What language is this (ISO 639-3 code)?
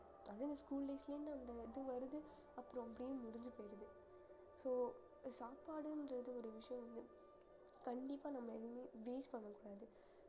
tam